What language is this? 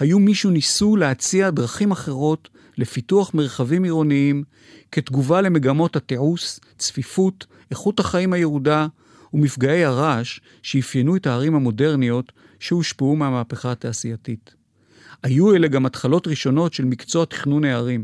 Hebrew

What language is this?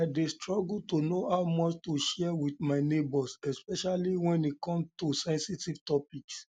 Nigerian Pidgin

